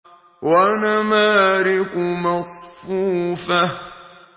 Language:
Arabic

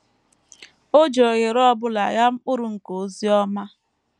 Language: Igbo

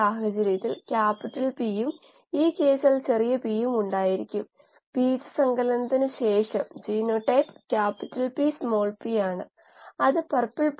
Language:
Malayalam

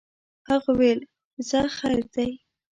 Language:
Pashto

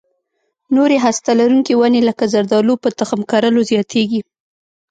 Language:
Pashto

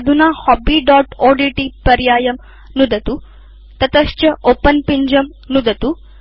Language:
Sanskrit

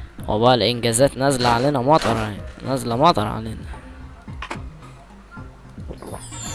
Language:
Arabic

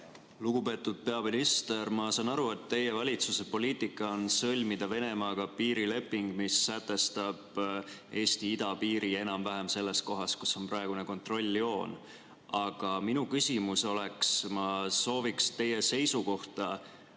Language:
Estonian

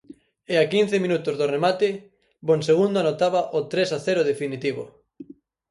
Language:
Galician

